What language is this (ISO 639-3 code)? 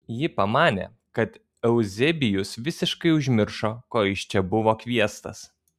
lit